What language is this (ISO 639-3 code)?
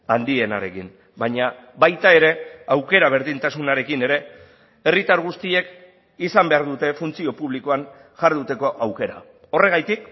eus